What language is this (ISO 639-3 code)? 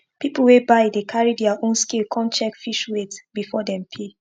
pcm